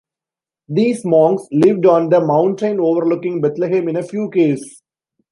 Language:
English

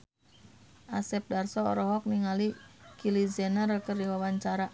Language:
Sundanese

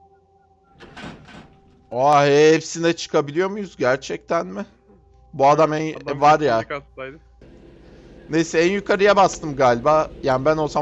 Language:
Turkish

